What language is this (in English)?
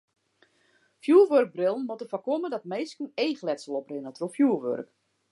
Western Frisian